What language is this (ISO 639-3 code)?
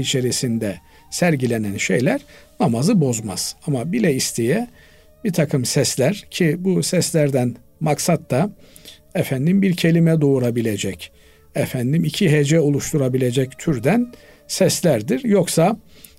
tur